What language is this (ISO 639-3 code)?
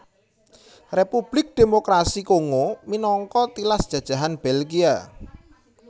jav